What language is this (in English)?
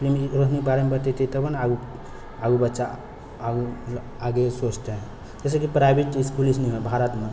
Maithili